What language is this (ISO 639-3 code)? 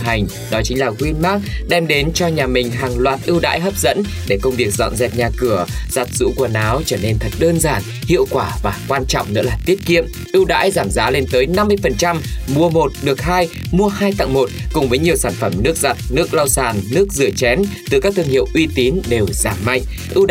vie